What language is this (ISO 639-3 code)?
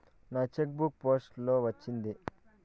tel